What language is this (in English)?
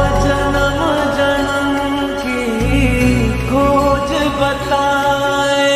Arabic